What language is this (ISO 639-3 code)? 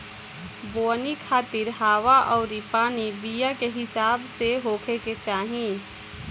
bho